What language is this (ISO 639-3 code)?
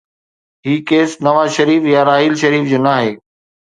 snd